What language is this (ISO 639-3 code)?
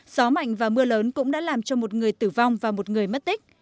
vie